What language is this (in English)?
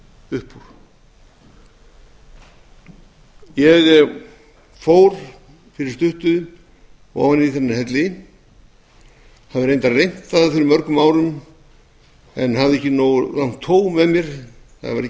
Icelandic